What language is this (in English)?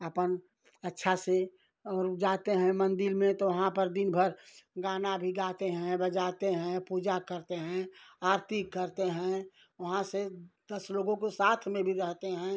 Hindi